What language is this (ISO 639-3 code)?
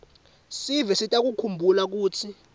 ssw